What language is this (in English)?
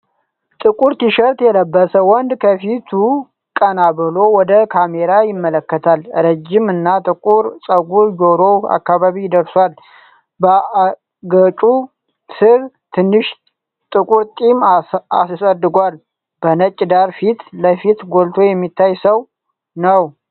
Amharic